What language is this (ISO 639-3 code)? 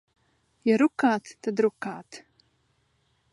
lav